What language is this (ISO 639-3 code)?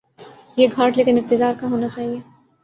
urd